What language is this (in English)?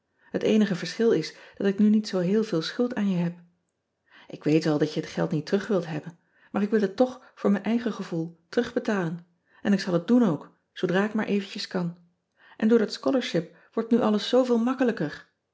Dutch